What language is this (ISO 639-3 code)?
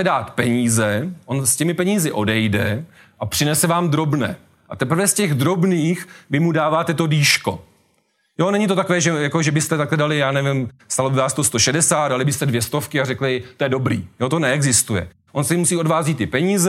ces